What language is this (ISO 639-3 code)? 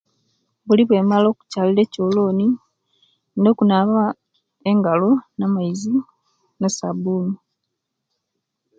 lke